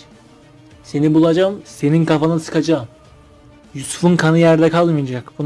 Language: Turkish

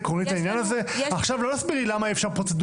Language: Hebrew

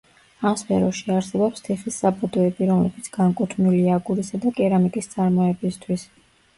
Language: Georgian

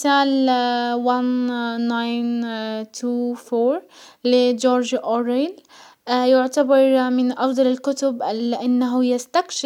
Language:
Hijazi Arabic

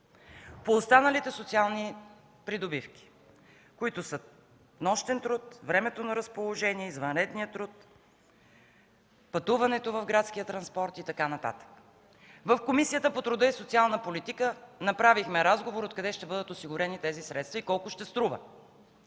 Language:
Bulgarian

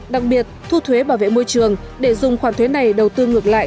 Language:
Vietnamese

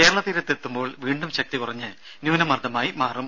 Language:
Malayalam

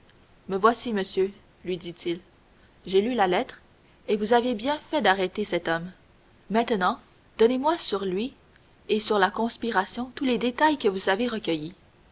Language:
French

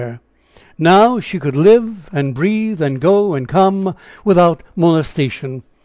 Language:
English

